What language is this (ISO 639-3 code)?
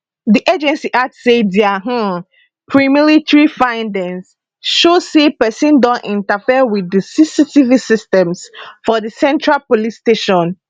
pcm